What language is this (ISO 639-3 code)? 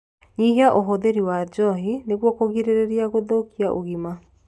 kik